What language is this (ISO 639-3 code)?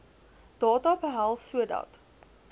afr